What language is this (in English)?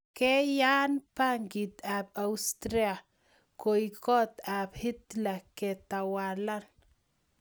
Kalenjin